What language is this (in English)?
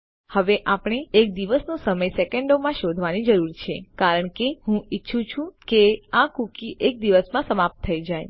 Gujarati